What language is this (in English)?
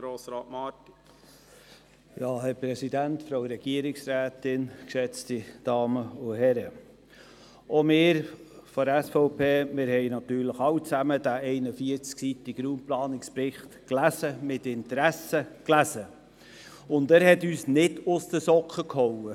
Swiss German